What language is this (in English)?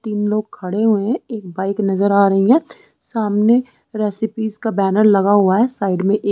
Hindi